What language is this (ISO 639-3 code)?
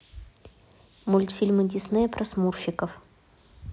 rus